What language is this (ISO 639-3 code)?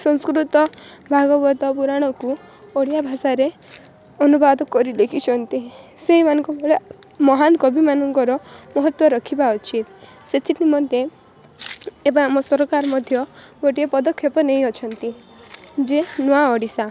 ori